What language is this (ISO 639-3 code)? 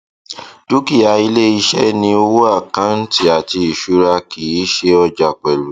yor